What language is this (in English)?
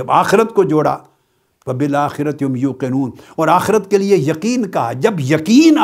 Urdu